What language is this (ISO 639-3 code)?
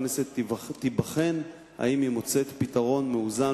heb